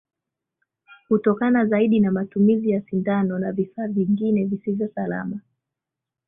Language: Swahili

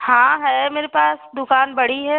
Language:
Hindi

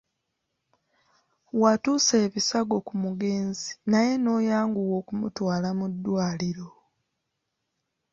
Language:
Ganda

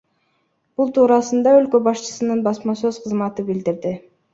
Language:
Kyrgyz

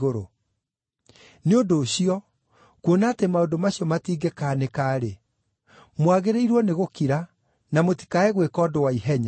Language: Kikuyu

